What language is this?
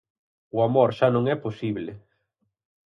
Galician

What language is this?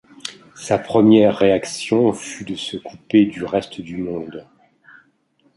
French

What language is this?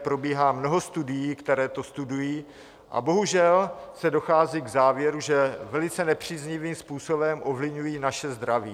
Czech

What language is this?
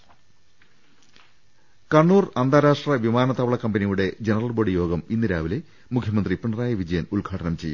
Malayalam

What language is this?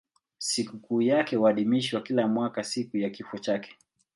Swahili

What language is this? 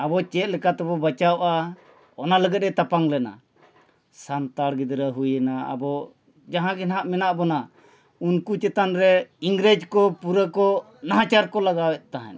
Santali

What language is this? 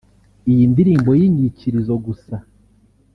Kinyarwanda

